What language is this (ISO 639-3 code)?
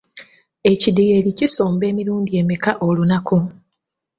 lug